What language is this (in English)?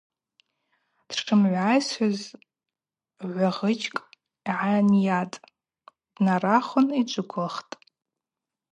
Abaza